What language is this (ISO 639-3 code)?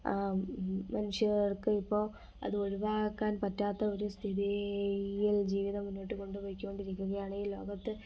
mal